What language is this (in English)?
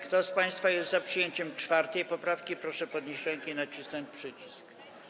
Polish